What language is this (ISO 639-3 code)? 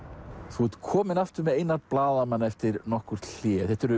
isl